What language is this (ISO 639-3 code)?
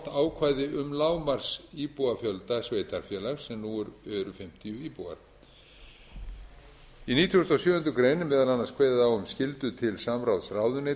isl